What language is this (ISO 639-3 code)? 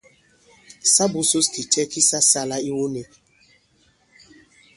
abb